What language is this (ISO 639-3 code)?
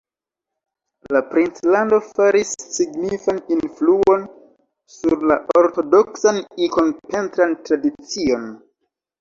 epo